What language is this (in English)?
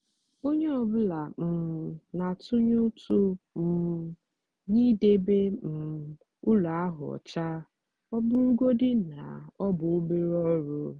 Igbo